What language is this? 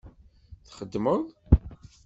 Kabyle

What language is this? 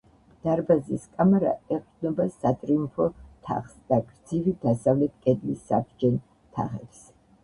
Georgian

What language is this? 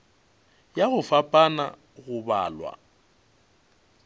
Northern Sotho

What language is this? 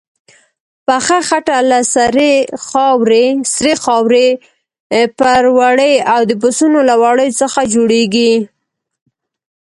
Pashto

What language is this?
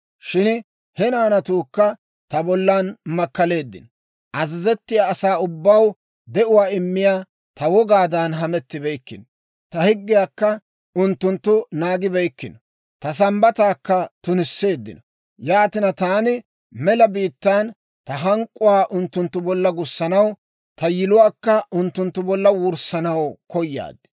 Dawro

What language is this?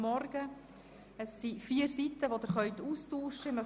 Swiss German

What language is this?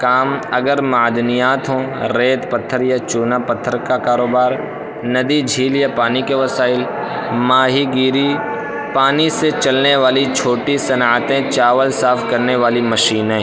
Urdu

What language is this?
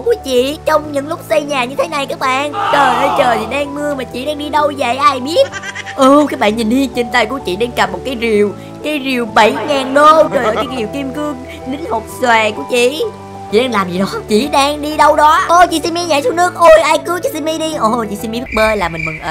Vietnamese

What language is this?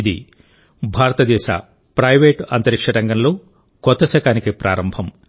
Telugu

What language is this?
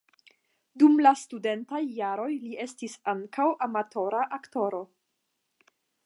Esperanto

